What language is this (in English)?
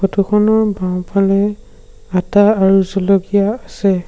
Assamese